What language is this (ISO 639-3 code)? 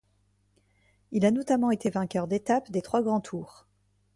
fra